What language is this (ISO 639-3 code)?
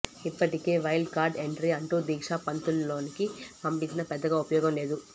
tel